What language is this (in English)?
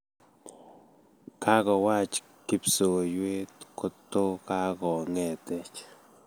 Kalenjin